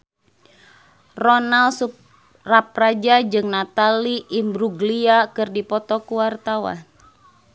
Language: Sundanese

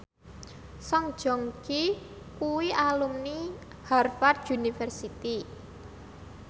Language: Javanese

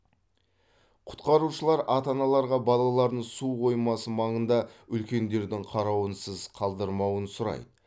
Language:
Kazakh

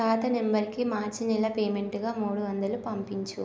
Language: Telugu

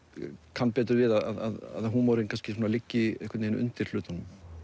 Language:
Icelandic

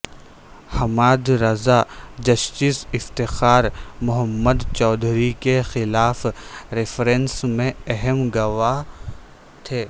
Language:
Urdu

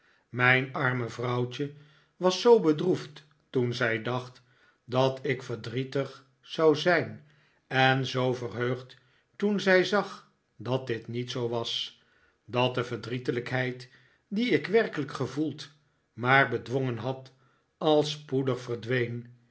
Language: Dutch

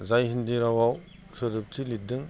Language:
Bodo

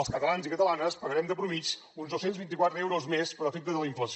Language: Catalan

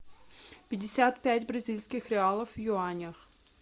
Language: Russian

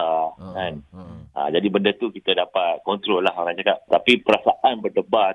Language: Malay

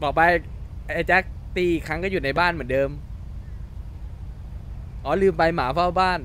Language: Thai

